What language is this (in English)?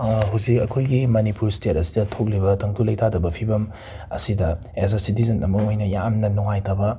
Manipuri